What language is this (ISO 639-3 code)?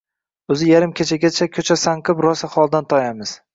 uzb